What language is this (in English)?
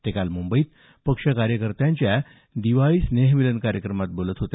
Marathi